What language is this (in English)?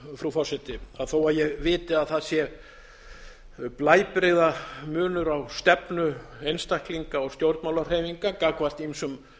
Icelandic